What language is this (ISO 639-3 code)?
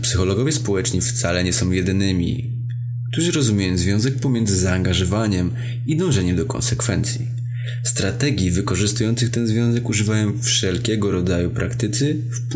pol